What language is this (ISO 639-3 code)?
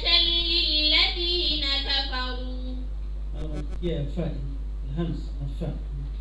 ara